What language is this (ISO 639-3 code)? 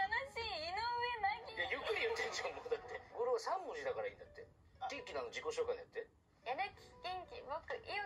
jpn